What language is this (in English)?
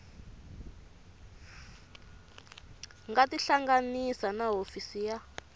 Tsonga